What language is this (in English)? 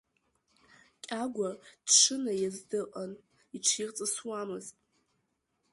Abkhazian